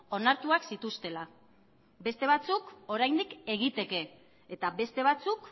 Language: Basque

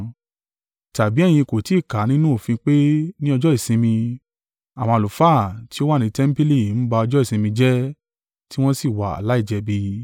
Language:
Yoruba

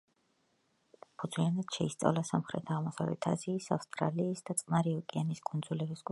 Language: Georgian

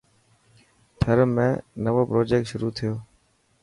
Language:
Dhatki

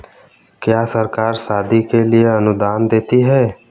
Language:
Hindi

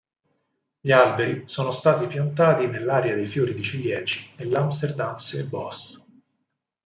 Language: Italian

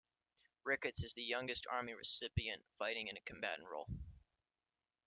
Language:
English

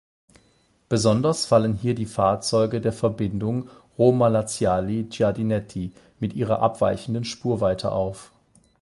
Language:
German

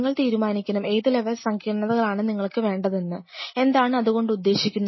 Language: Malayalam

